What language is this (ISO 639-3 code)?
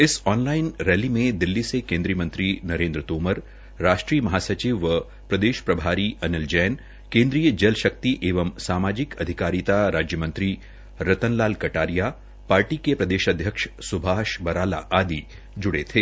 hin